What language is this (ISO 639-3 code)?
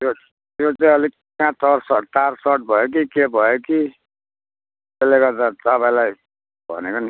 nep